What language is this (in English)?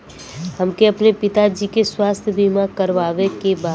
Bhojpuri